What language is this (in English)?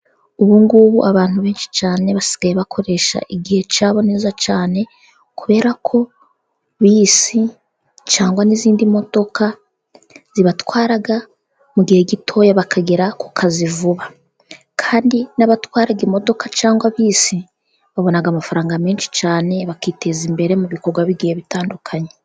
Kinyarwanda